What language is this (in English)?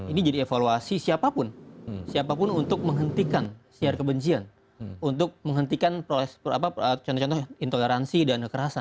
Indonesian